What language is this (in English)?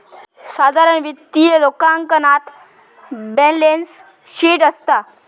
Marathi